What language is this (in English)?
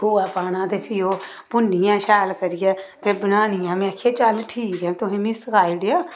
Dogri